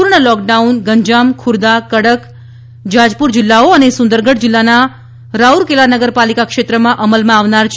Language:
Gujarati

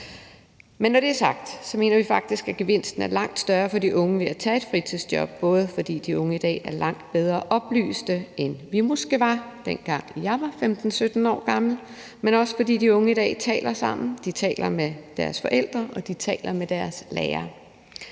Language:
Danish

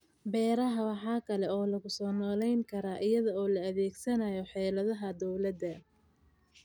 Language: Somali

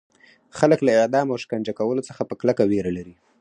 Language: Pashto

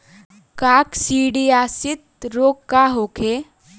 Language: Bhojpuri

